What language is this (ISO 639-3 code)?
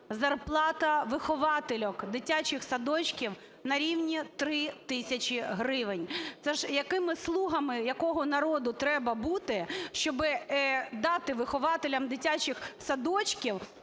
ukr